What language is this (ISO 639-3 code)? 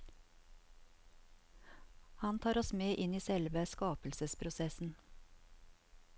nor